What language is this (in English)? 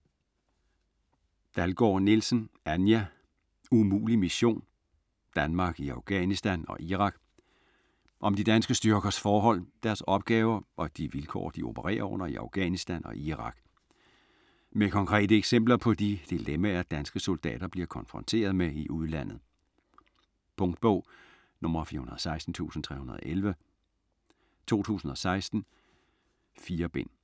Danish